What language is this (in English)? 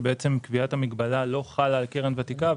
Hebrew